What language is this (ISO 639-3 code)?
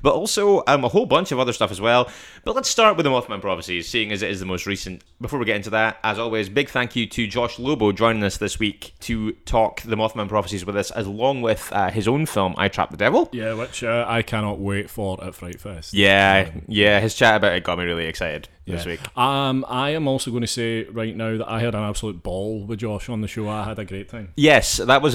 eng